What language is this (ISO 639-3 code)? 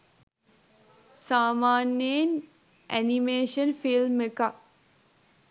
sin